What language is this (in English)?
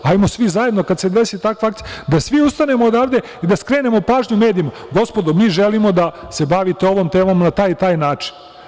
Serbian